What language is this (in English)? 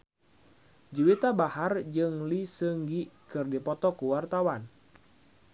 Sundanese